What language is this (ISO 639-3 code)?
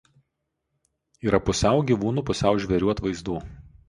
lit